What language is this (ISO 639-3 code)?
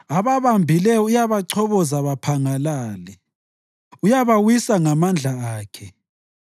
nde